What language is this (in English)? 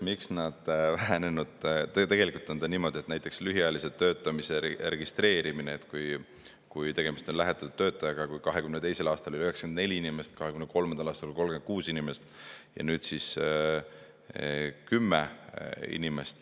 Estonian